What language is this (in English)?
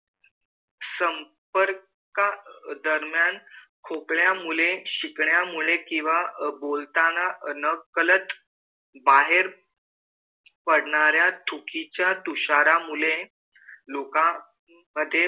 Marathi